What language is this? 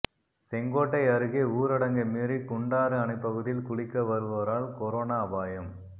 Tamil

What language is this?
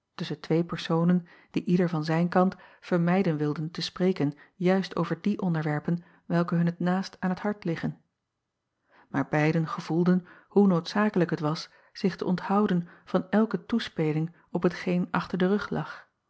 Dutch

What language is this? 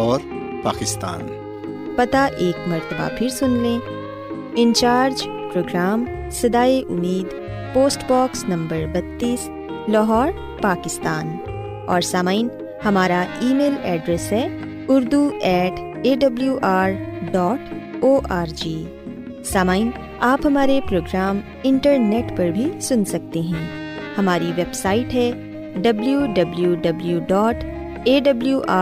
Urdu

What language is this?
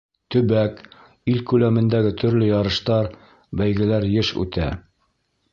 Bashkir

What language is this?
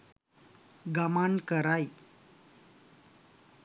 Sinhala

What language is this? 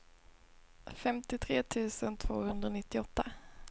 Swedish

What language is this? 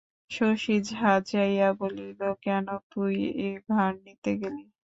Bangla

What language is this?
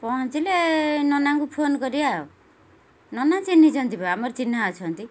Odia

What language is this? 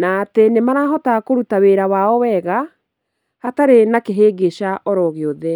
Kikuyu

